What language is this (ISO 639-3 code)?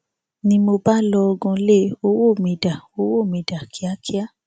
yor